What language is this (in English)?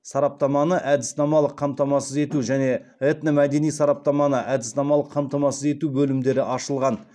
Kazakh